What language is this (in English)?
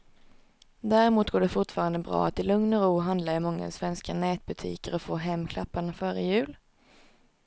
Swedish